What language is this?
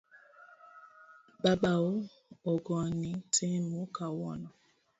Luo (Kenya and Tanzania)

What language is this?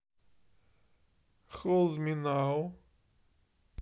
Russian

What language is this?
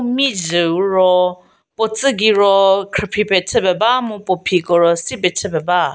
Angami Naga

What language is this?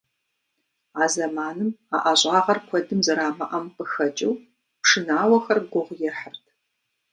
Kabardian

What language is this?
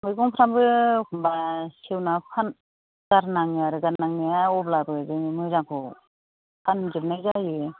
Bodo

